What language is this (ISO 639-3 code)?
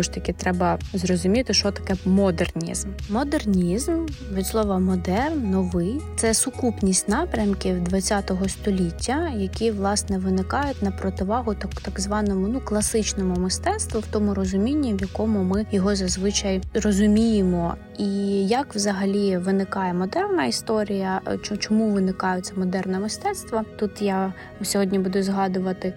ukr